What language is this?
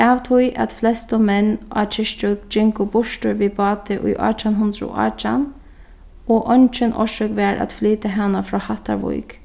Faroese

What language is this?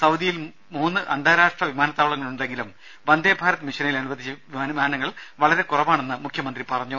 Malayalam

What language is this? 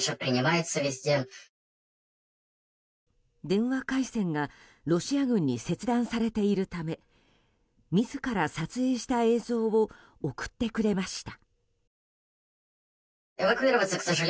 Japanese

